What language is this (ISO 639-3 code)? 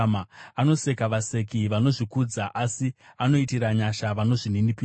sna